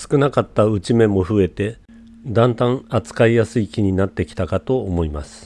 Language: Japanese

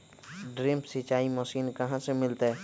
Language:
Magahi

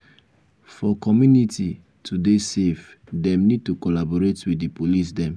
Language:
Nigerian Pidgin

